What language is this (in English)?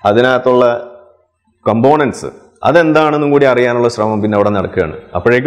Malayalam